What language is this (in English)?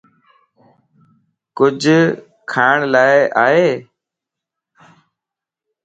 Lasi